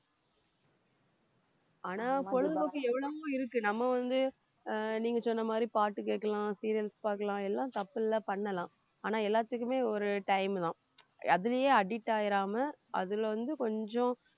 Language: Tamil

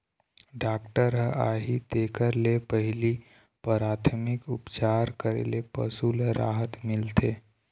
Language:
Chhattisgarhi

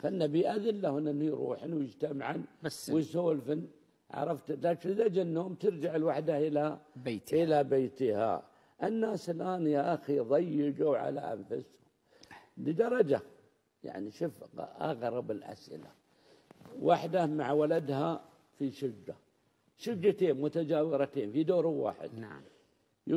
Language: Arabic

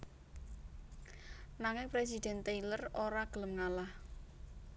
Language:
Javanese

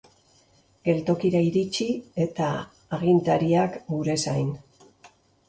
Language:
Basque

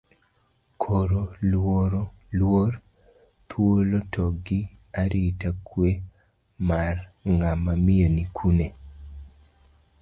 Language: Luo (Kenya and Tanzania)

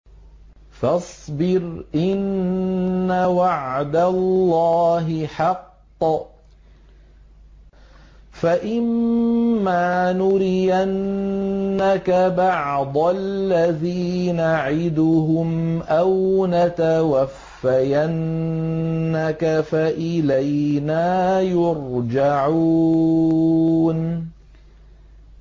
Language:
Arabic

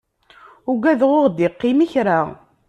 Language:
Kabyle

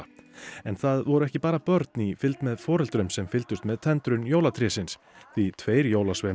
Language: Icelandic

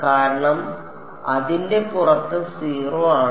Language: Malayalam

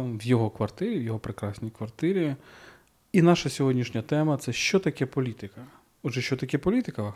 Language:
Ukrainian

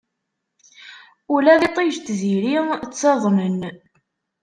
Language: Kabyle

